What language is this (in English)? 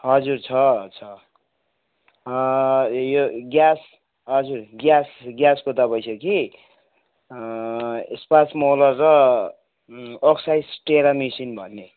Nepali